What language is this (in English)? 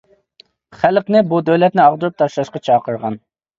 Uyghur